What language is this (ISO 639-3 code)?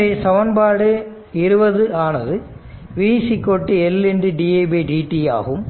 tam